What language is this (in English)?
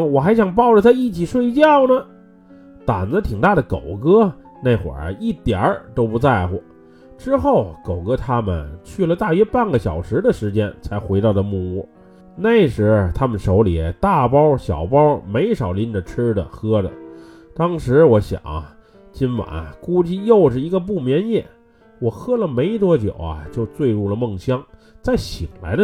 Chinese